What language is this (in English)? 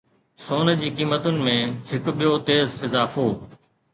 Sindhi